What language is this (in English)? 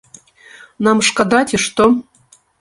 Belarusian